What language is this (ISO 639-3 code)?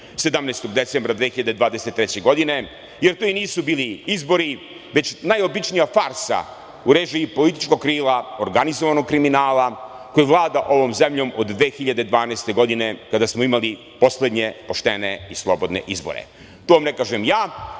srp